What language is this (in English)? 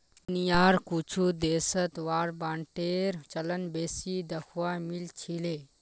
Magahi